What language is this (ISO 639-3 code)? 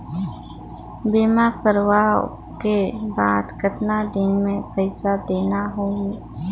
hne